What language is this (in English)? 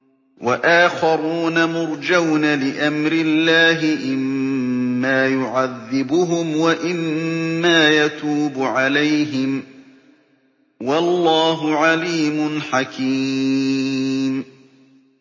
Arabic